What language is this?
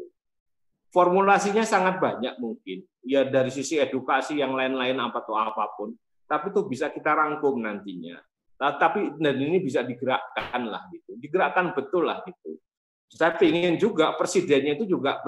Indonesian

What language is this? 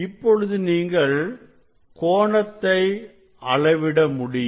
Tamil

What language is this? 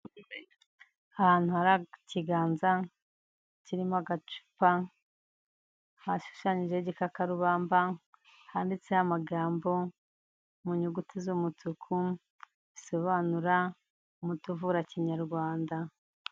Kinyarwanda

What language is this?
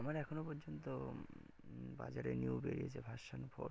Bangla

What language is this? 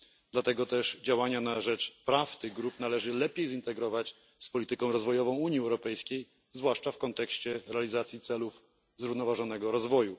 Polish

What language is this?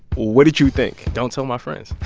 English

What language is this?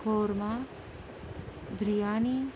Urdu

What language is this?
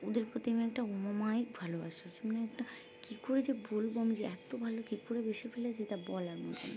Bangla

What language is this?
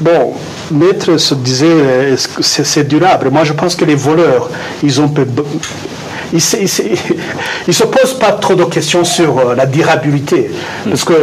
French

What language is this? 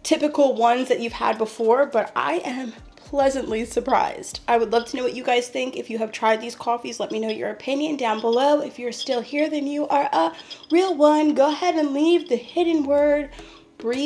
English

